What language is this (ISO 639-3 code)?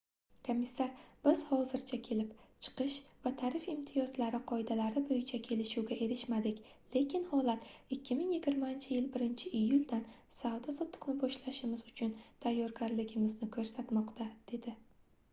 uzb